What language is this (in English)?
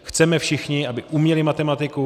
Czech